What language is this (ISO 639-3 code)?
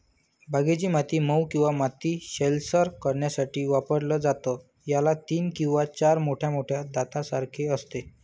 mar